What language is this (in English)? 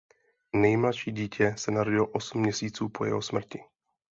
Czech